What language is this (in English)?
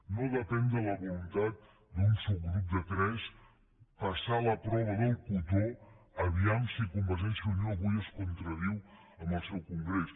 Catalan